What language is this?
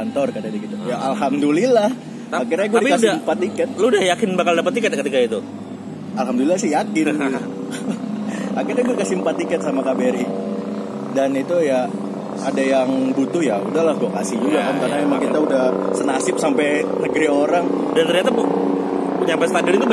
Indonesian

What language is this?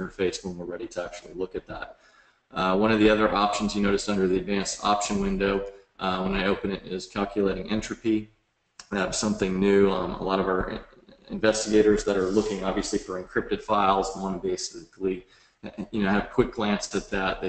English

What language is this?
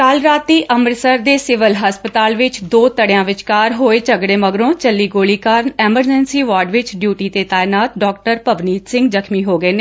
Punjabi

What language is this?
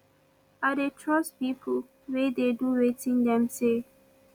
Nigerian Pidgin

